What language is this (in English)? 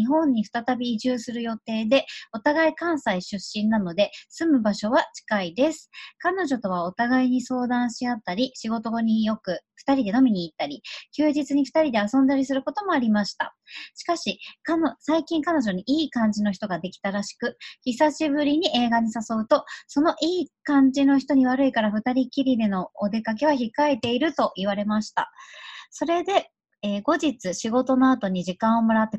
Japanese